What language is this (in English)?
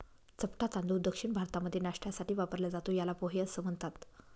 Marathi